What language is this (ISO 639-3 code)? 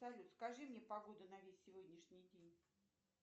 rus